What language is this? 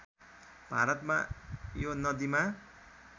Nepali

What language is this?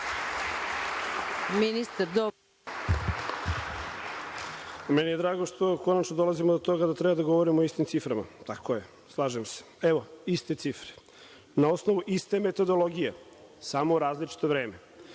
Serbian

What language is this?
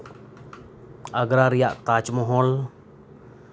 Santali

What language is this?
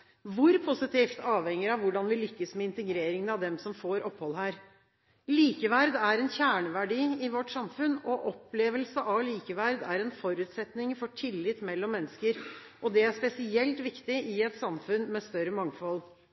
Norwegian Bokmål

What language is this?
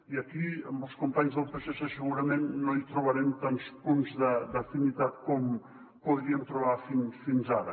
Catalan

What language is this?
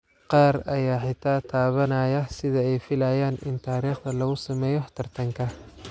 Somali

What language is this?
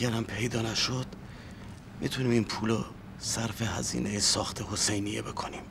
Persian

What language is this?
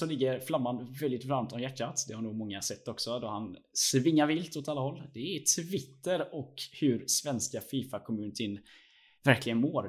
Swedish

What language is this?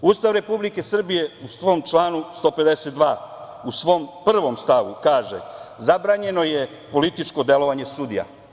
Serbian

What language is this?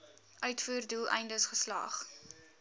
Afrikaans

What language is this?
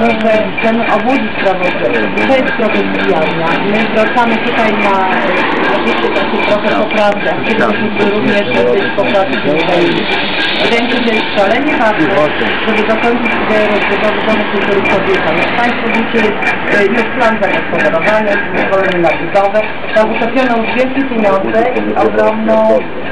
Polish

